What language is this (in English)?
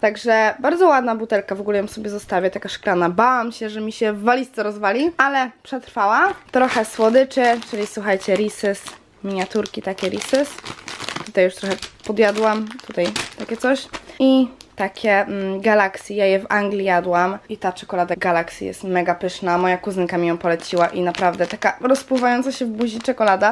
Polish